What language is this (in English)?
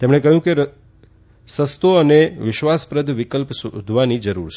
Gujarati